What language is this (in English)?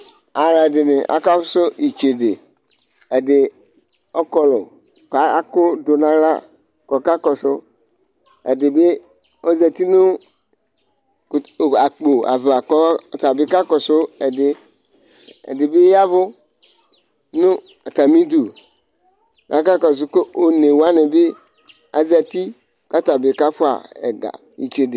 Ikposo